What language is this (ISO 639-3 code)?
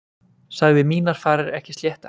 isl